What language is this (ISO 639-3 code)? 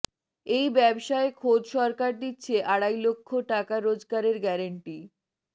ben